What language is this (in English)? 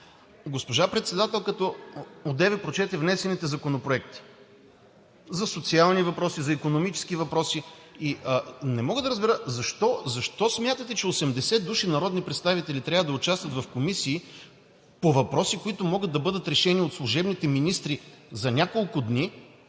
Bulgarian